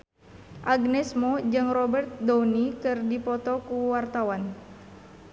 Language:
Sundanese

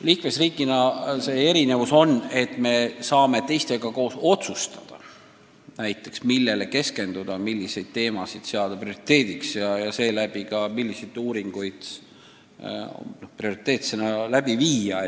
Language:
Estonian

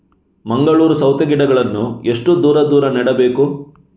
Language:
Kannada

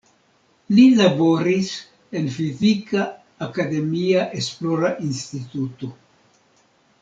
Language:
Esperanto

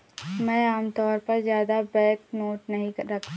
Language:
Hindi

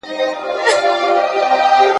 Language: Pashto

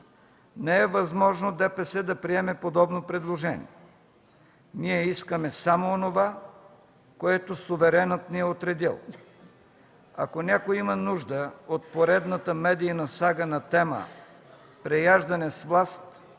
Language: Bulgarian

